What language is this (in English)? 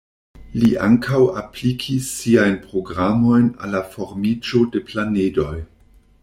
Esperanto